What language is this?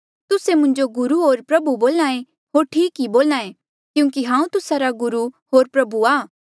Mandeali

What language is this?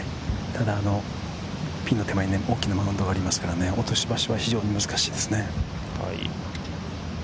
Japanese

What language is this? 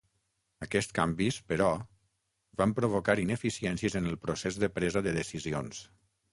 Catalan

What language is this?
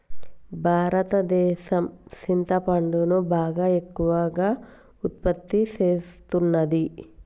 Telugu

